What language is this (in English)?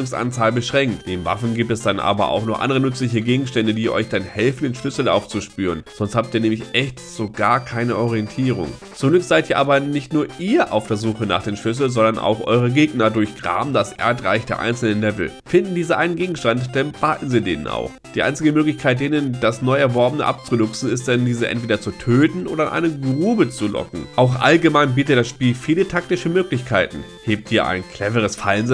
German